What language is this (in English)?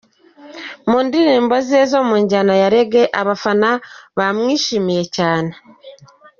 Kinyarwanda